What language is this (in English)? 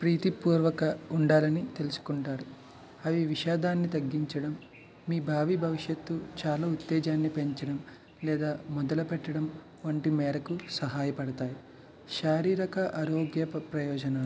Telugu